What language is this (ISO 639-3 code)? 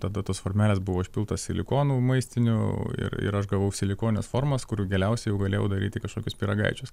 lit